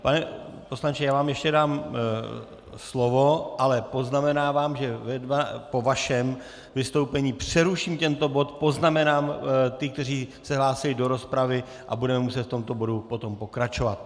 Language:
Czech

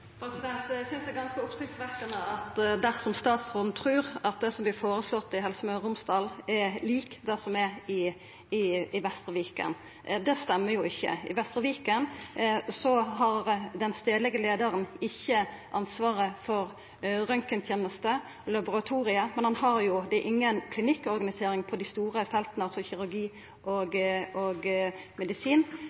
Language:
Norwegian Nynorsk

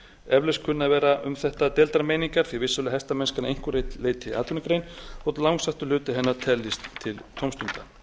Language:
Icelandic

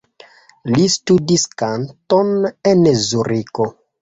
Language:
Esperanto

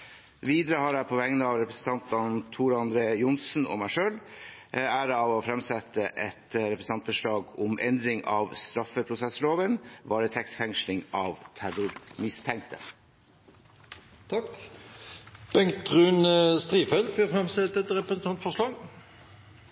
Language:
Norwegian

